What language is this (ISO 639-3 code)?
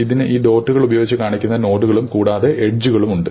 mal